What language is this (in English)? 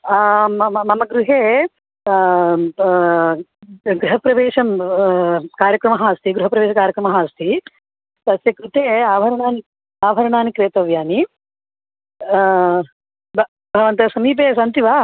Sanskrit